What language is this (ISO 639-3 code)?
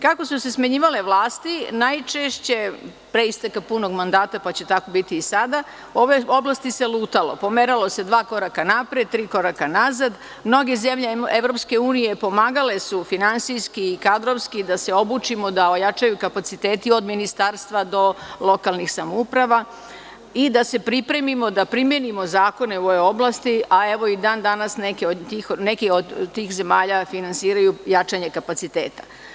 srp